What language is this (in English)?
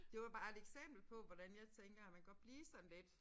Danish